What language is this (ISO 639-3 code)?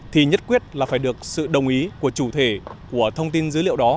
vie